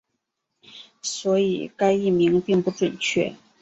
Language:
Chinese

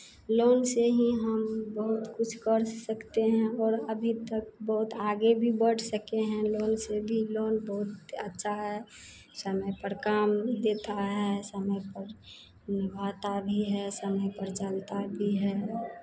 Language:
Hindi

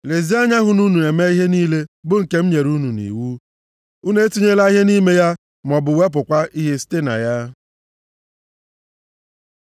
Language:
Igbo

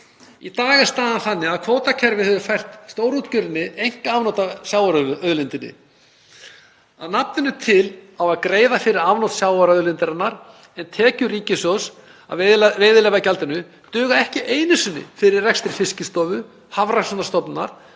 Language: Icelandic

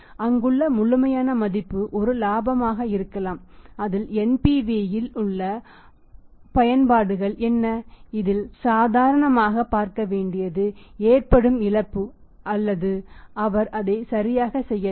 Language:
Tamil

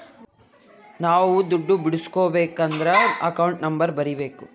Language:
Kannada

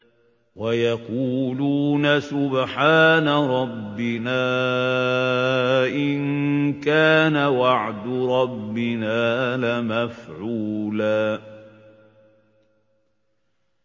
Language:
Arabic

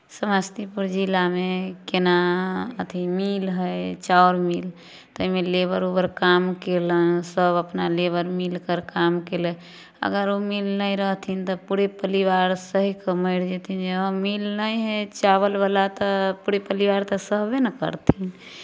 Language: Maithili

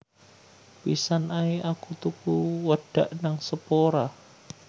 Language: Javanese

